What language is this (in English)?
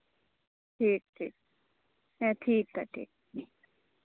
Santali